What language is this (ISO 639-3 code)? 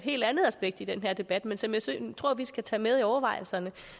dan